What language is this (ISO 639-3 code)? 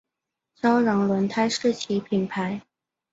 zho